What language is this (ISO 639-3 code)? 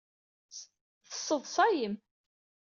kab